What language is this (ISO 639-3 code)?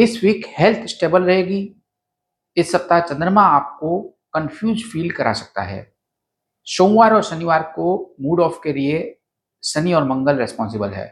hin